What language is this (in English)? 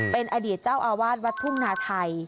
Thai